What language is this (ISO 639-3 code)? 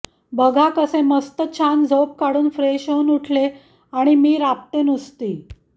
mar